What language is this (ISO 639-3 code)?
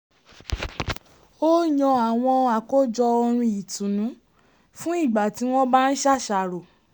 yor